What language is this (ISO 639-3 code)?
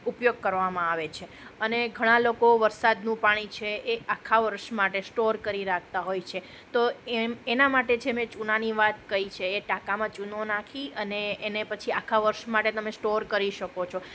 guj